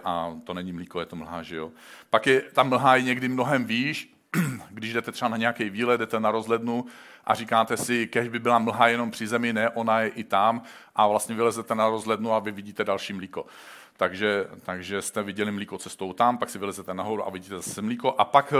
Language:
Czech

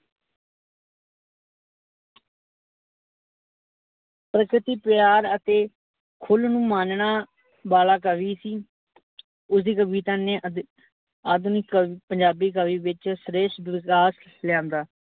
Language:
Punjabi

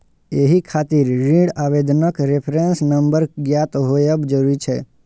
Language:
Maithili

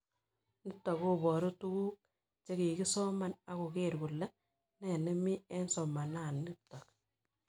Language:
Kalenjin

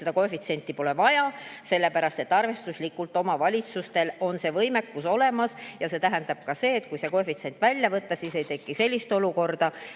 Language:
Estonian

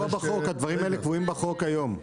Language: Hebrew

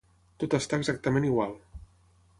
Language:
Catalan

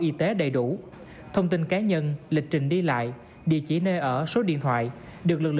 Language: Vietnamese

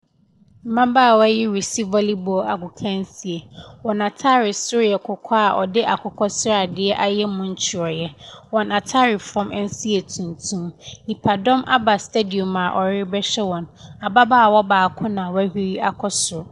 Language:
Akan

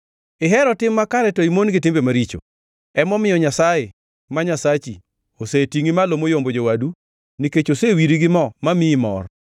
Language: Luo (Kenya and Tanzania)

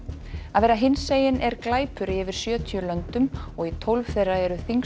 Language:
Icelandic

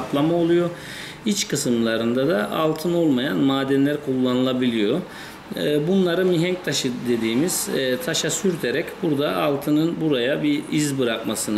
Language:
Turkish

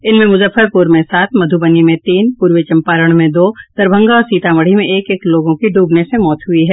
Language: Hindi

